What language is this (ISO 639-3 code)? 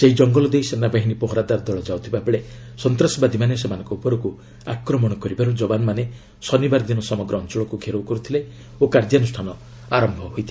ori